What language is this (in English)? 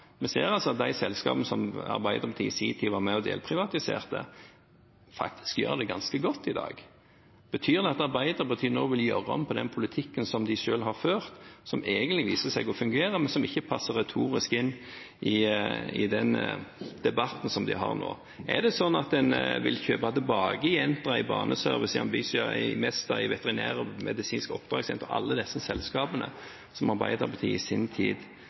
Norwegian Bokmål